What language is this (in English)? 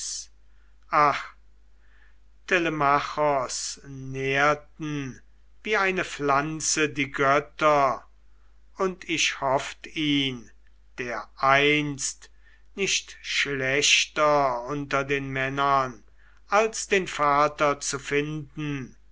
German